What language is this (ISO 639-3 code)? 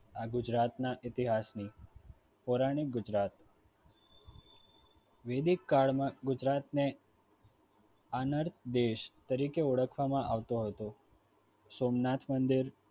guj